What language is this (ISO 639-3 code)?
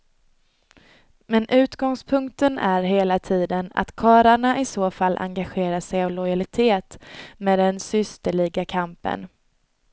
swe